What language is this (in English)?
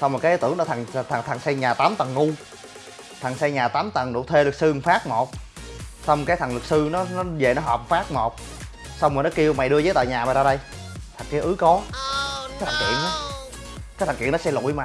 Vietnamese